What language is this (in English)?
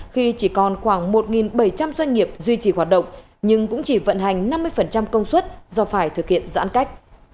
Vietnamese